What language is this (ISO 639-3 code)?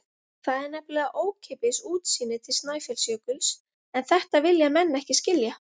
isl